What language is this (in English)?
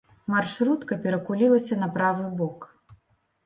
Belarusian